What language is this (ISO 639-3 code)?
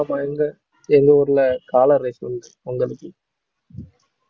tam